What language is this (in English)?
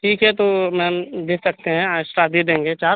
Urdu